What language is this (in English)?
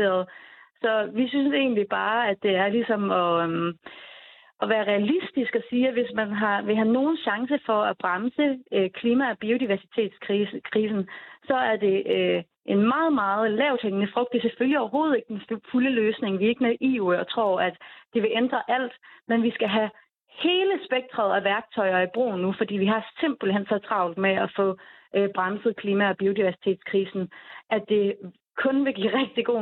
Danish